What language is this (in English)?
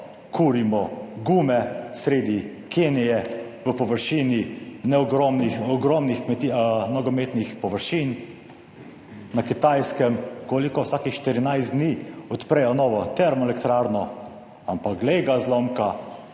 Slovenian